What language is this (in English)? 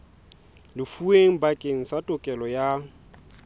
Southern Sotho